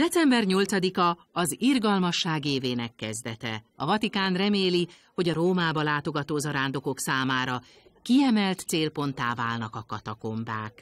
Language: Hungarian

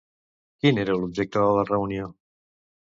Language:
Catalan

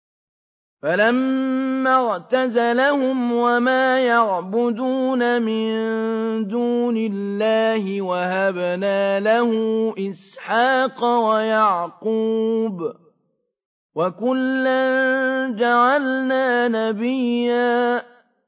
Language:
Arabic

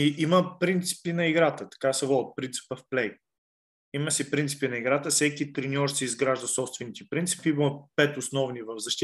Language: Bulgarian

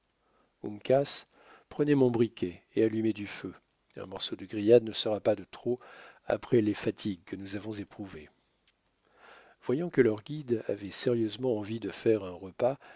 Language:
French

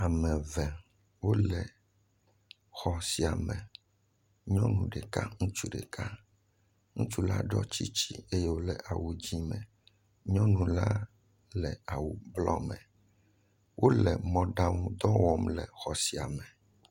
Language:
Ewe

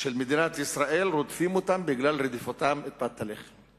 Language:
Hebrew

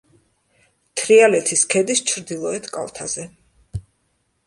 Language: Georgian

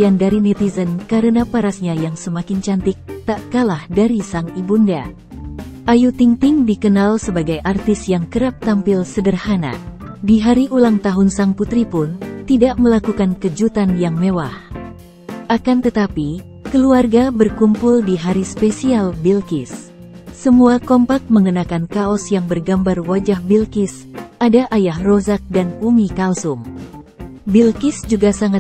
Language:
Indonesian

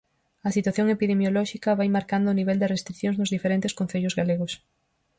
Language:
Galician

